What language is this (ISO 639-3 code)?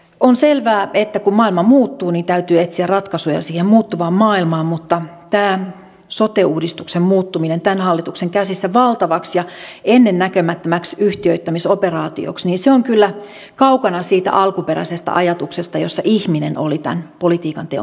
fin